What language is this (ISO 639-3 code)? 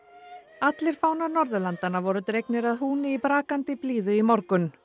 isl